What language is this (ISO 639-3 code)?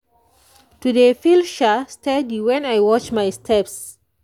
pcm